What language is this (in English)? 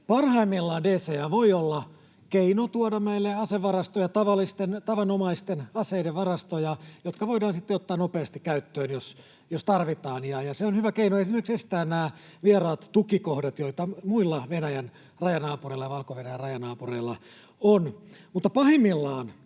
Finnish